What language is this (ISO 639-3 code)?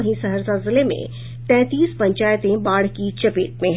hin